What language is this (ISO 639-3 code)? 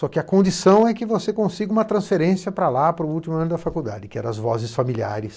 por